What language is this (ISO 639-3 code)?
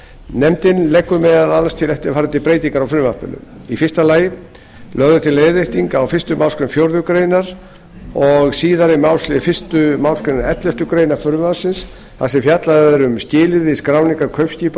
isl